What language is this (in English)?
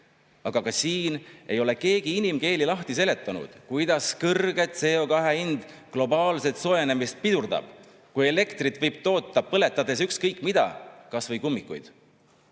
Estonian